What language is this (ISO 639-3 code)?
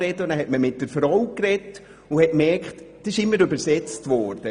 gsw